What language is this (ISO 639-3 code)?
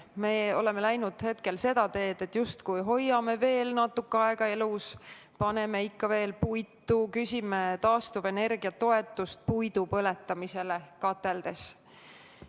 est